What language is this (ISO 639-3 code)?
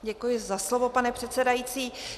ces